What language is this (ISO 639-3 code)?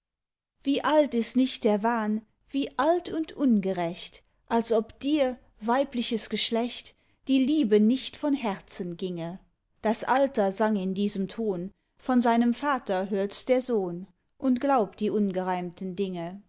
deu